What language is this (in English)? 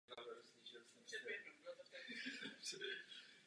Czech